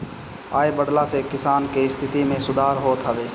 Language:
Bhojpuri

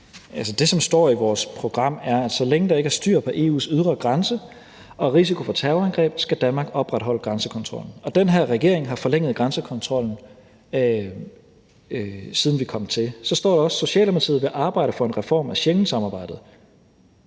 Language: Danish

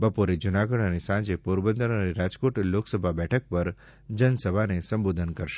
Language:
Gujarati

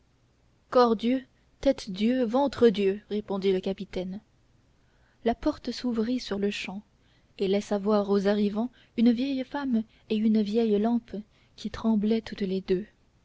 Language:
French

